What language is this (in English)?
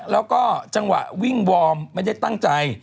Thai